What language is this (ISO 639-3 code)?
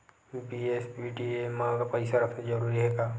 hne